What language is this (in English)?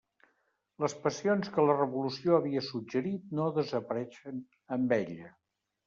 Catalan